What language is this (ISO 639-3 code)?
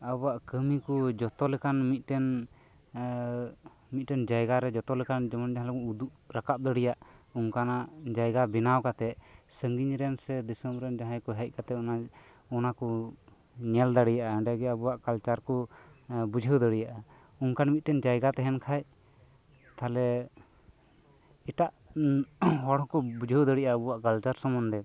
sat